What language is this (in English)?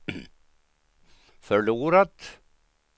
Swedish